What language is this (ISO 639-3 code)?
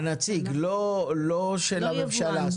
heb